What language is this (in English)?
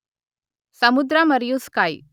Telugu